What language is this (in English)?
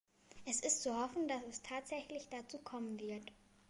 German